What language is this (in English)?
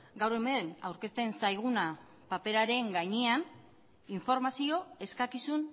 Basque